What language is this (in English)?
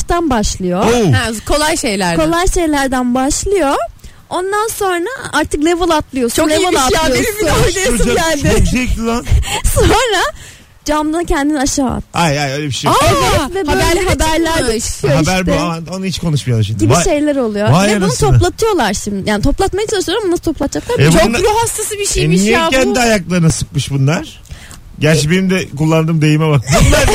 Turkish